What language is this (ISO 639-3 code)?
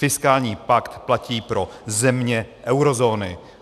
ces